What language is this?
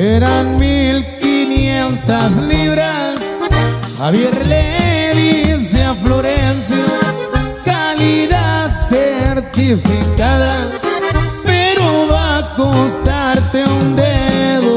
Spanish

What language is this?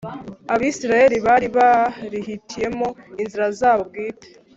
Kinyarwanda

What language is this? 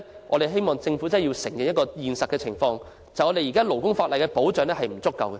Cantonese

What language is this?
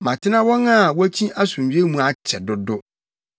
Akan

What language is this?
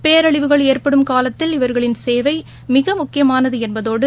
Tamil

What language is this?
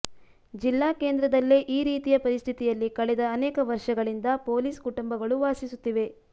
Kannada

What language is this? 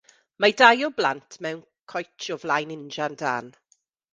Welsh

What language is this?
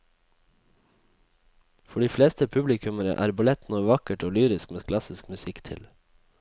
Norwegian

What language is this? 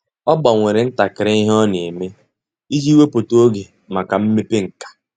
Igbo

